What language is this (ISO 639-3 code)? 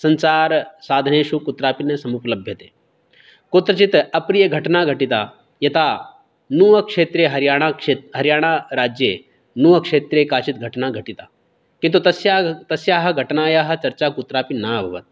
san